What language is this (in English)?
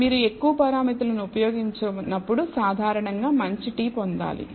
Telugu